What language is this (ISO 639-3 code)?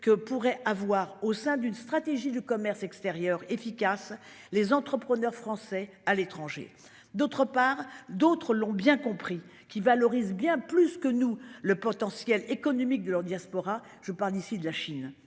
fra